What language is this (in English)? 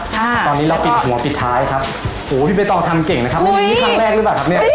Thai